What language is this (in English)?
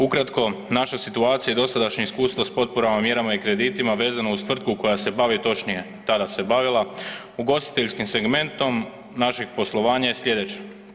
Croatian